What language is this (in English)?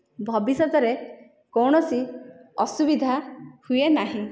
Odia